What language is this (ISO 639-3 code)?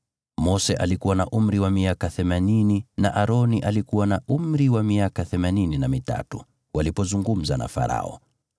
swa